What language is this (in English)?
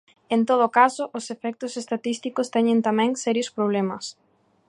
Galician